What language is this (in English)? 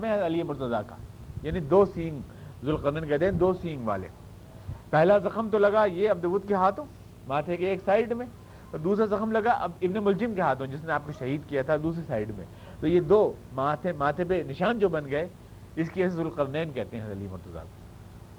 Urdu